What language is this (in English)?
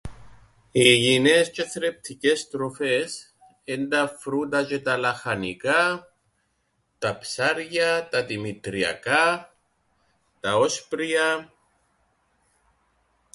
Greek